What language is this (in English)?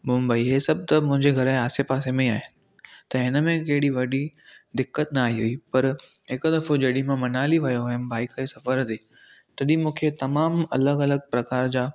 Sindhi